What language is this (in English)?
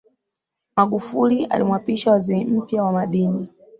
Swahili